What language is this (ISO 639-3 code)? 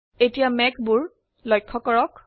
asm